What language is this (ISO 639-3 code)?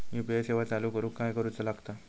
mar